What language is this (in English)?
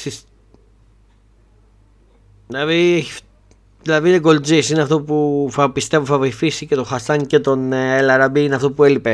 Greek